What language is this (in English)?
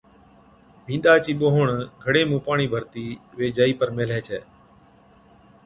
Od